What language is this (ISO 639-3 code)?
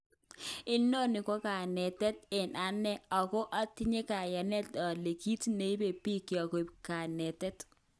kln